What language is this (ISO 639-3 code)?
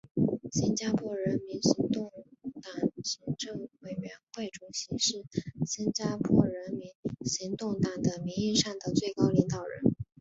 zho